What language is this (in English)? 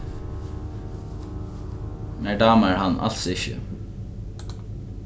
Faroese